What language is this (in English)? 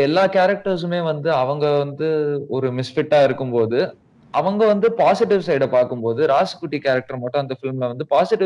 Tamil